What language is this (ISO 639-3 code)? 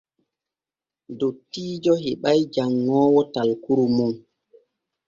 fue